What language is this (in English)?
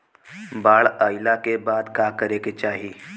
Bhojpuri